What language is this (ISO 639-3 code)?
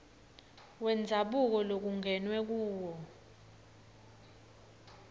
ssw